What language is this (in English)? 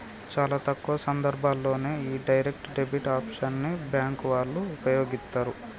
Telugu